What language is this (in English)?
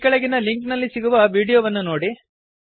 Kannada